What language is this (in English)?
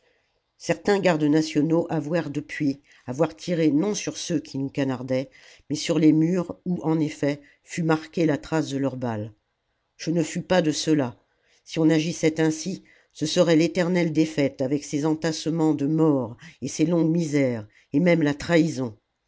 French